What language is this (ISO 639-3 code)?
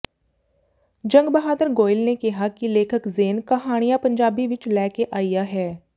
pan